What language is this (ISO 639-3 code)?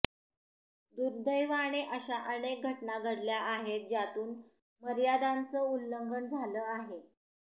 mar